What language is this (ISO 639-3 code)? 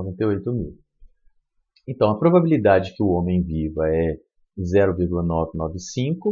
por